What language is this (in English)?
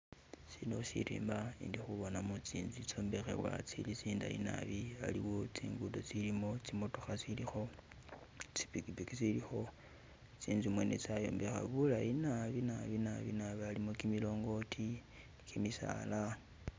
Masaaba